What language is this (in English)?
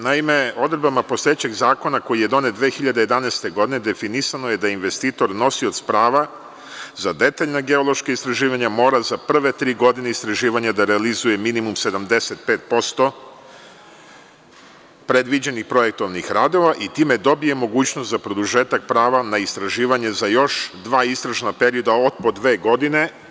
Serbian